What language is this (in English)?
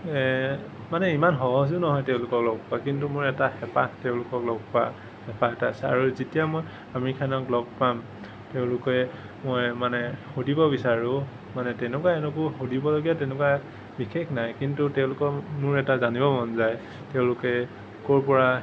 Assamese